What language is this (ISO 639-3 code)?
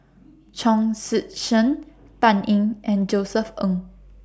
eng